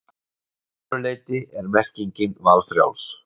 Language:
Icelandic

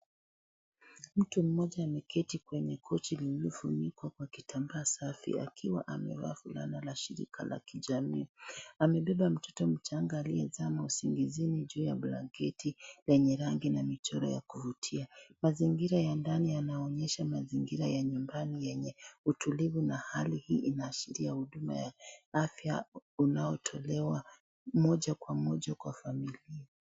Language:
Swahili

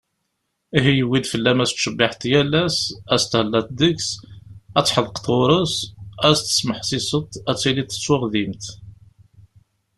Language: Kabyle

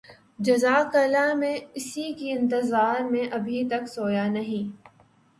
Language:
Urdu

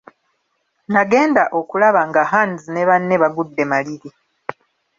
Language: Ganda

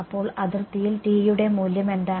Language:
Malayalam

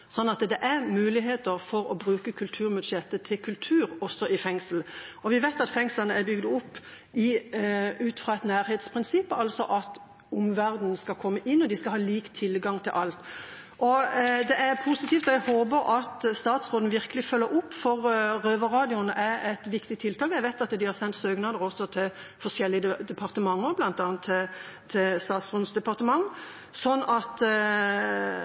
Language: Norwegian Bokmål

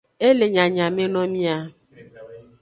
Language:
Aja (Benin)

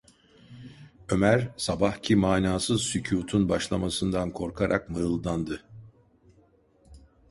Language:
Turkish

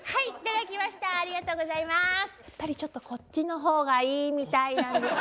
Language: Japanese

